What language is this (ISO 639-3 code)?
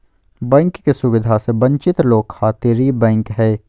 mag